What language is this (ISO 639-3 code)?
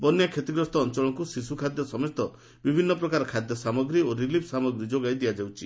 ori